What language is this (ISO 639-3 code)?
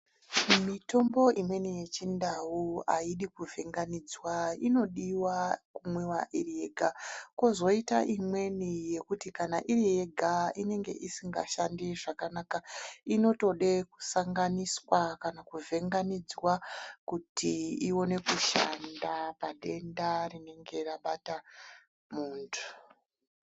ndc